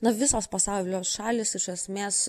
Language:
Lithuanian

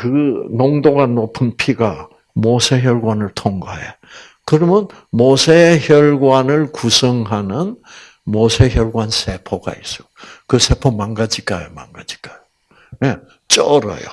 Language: Korean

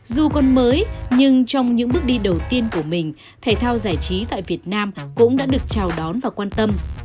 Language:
Vietnamese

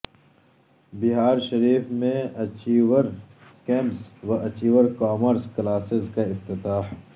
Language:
Urdu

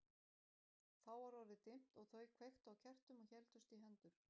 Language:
Icelandic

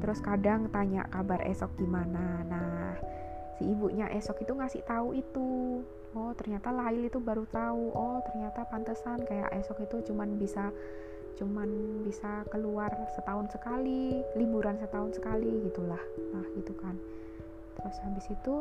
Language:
Indonesian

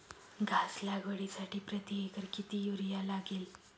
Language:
Marathi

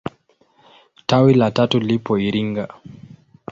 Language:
Swahili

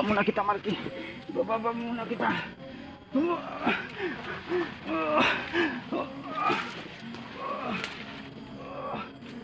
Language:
Filipino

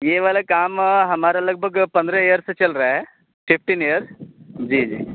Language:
Urdu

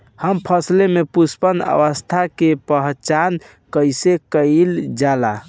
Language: Bhojpuri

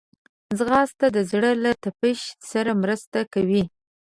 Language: Pashto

